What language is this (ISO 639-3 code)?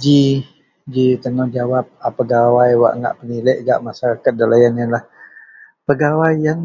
mel